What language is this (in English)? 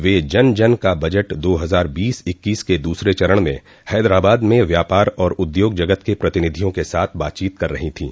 Hindi